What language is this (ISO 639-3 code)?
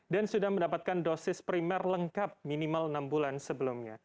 ind